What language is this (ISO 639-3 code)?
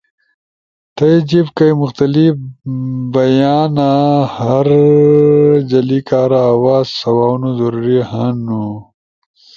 ush